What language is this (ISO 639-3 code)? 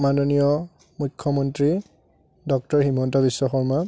asm